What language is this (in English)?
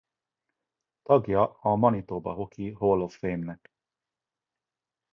Hungarian